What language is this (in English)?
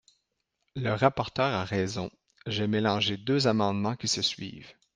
French